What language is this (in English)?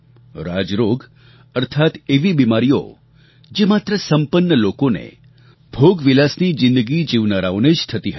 Gujarati